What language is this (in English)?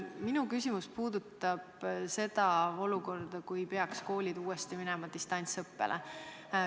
Estonian